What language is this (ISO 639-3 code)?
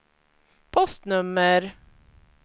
swe